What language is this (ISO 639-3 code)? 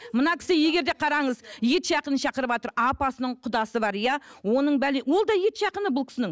kaz